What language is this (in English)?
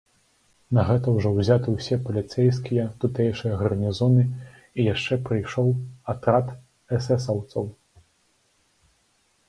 Belarusian